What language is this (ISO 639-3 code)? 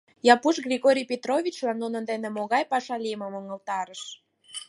chm